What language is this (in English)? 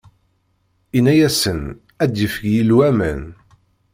Kabyle